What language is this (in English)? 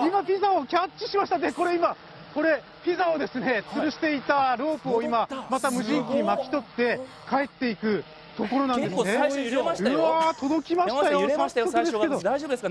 Japanese